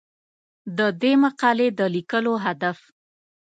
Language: Pashto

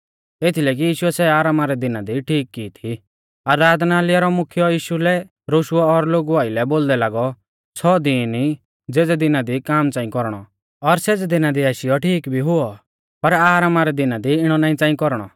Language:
Mahasu Pahari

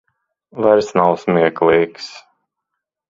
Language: Latvian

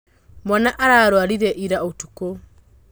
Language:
Kikuyu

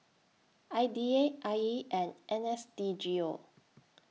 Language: English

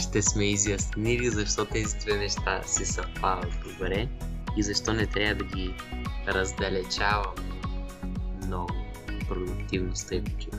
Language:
Bulgarian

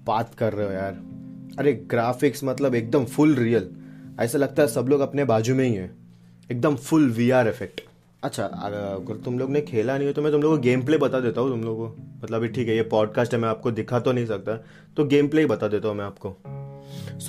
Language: Hindi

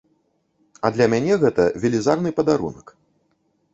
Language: Belarusian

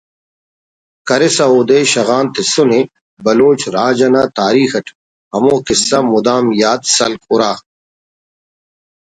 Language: Brahui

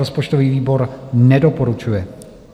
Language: Czech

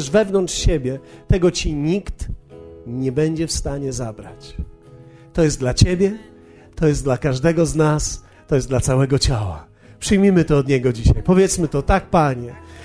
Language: Polish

